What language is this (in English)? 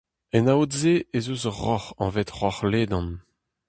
Breton